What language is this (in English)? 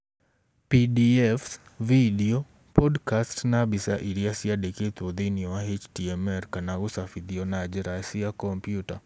Kikuyu